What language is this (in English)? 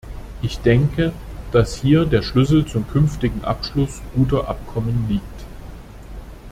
German